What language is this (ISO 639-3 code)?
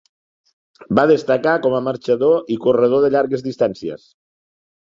cat